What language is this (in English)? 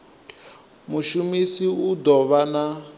Venda